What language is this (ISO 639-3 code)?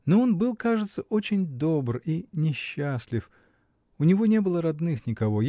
rus